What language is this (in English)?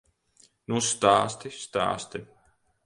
Latvian